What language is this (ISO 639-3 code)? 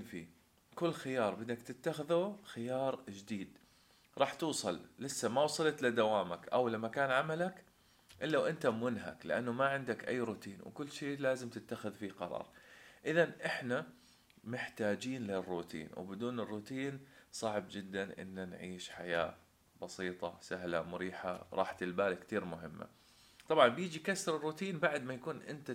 ara